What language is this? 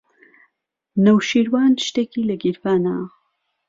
Central Kurdish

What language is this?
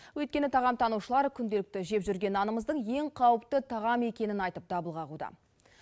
Kazakh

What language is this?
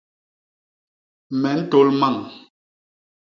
Basaa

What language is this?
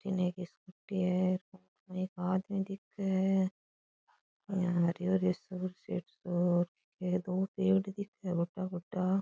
Rajasthani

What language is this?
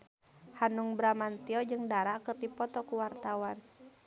Sundanese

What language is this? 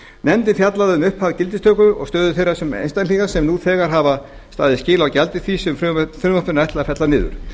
Icelandic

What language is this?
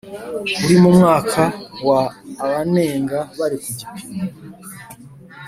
Kinyarwanda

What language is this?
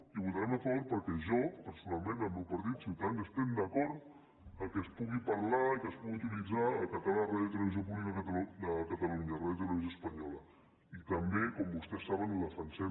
Catalan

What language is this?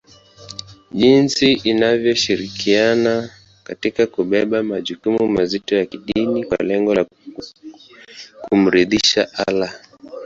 Swahili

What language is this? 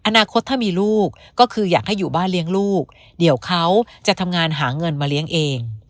Thai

